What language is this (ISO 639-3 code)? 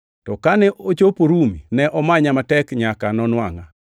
luo